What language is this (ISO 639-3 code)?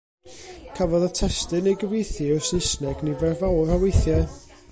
cym